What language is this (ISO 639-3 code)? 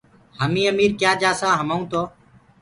ggg